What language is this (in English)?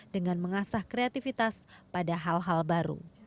Indonesian